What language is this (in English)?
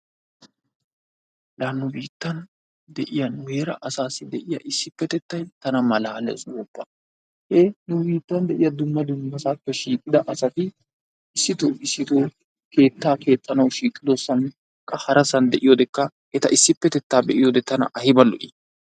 Wolaytta